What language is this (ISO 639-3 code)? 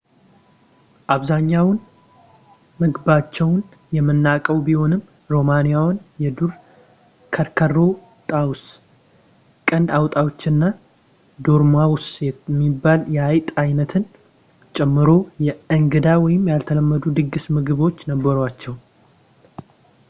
amh